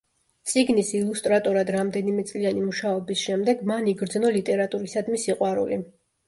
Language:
Georgian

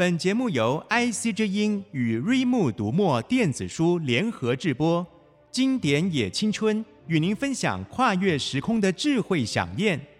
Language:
Chinese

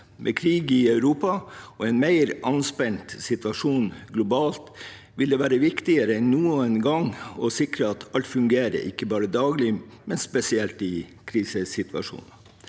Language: Norwegian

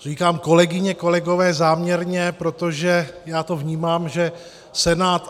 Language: Czech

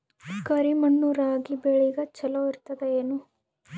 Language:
Kannada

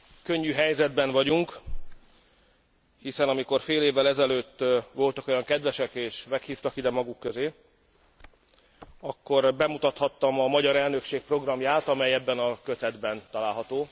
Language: Hungarian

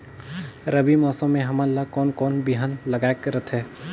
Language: Chhattisgarhi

